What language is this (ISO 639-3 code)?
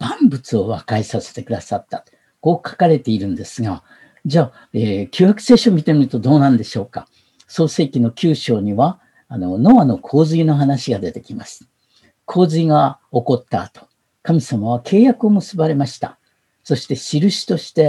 jpn